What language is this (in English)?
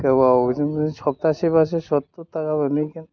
Bodo